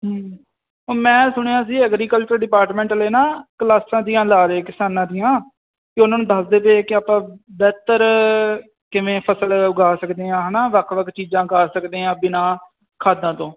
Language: Punjabi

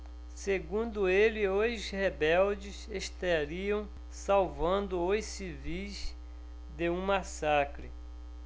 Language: Portuguese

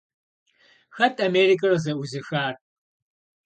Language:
Kabardian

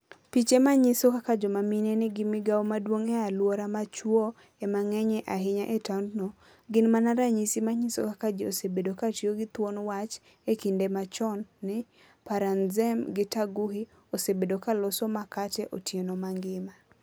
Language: Luo (Kenya and Tanzania)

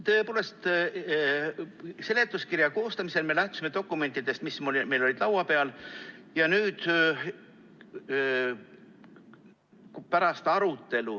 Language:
Estonian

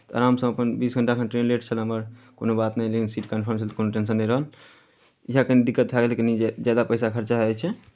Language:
Maithili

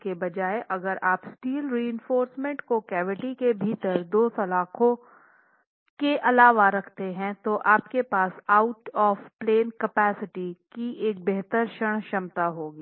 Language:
Hindi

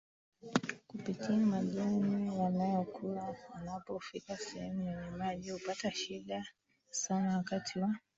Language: Swahili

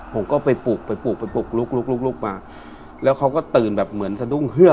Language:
Thai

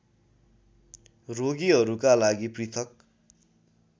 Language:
Nepali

